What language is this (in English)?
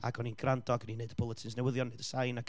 Welsh